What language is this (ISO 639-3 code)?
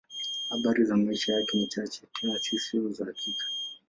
swa